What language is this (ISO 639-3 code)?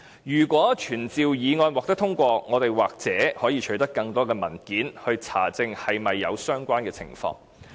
yue